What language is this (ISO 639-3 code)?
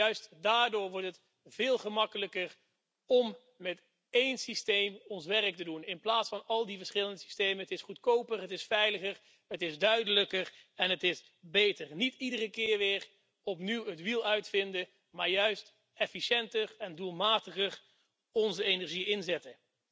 nld